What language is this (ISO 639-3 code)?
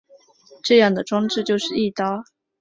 zho